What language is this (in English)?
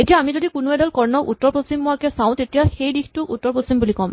Assamese